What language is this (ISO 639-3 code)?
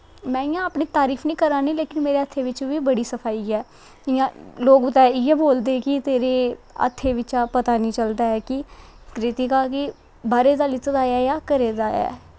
doi